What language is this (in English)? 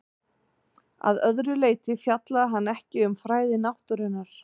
Icelandic